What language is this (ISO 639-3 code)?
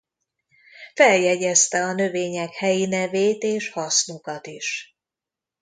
hun